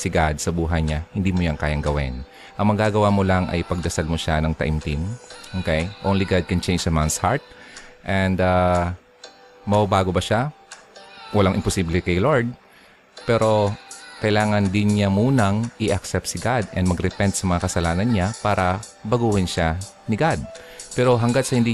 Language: Filipino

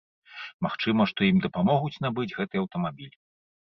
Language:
Belarusian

